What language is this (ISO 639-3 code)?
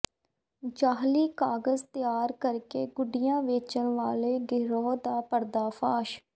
pan